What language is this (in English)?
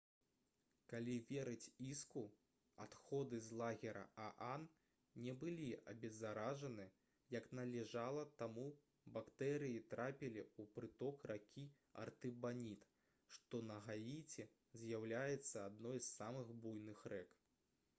Belarusian